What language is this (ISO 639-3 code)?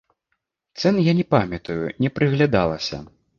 bel